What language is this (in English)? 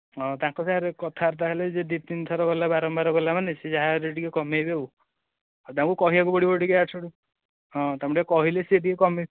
Odia